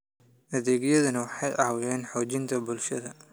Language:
Somali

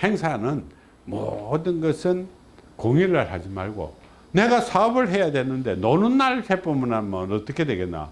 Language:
Korean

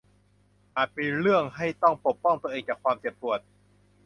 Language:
Thai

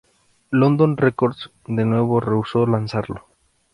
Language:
Spanish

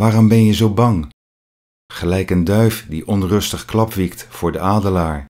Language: Dutch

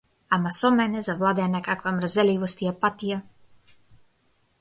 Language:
Macedonian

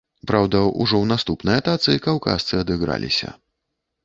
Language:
Belarusian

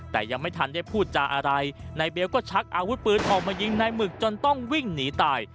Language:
Thai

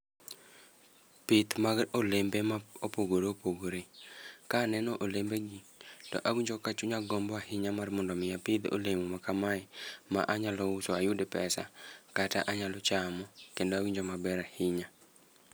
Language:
Luo (Kenya and Tanzania)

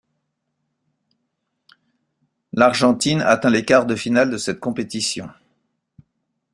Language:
French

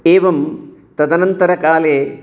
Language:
Sanskrit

